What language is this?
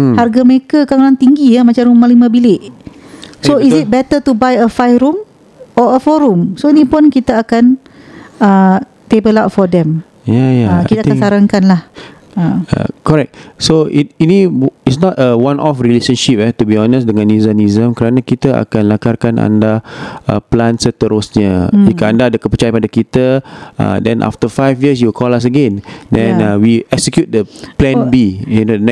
Malay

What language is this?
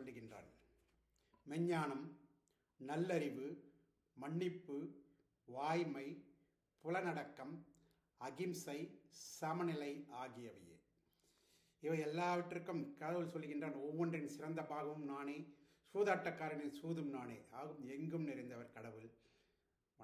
Arabic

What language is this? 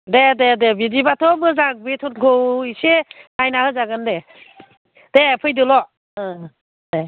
Bodo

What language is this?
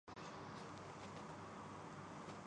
Urdu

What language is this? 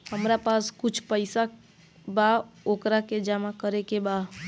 Bhojpuri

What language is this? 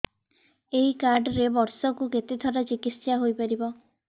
Odia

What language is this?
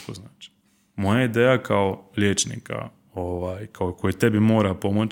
Croatian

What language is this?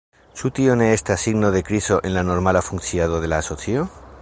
Esperanto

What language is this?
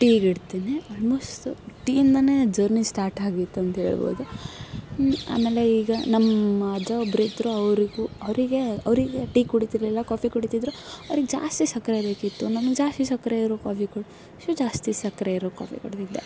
Kannada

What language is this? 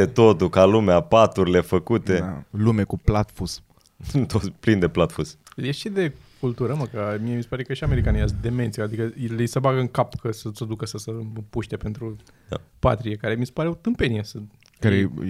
Romanian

